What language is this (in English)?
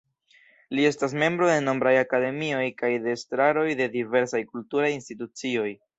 Esperanto